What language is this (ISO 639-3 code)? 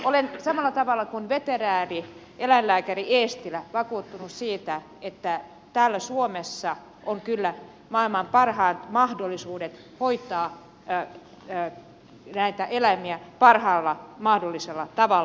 fin